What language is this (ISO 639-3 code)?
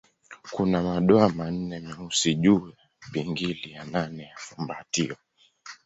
swa